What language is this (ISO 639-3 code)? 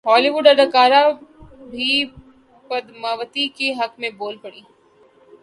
urd